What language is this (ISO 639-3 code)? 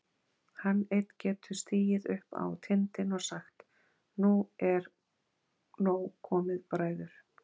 isl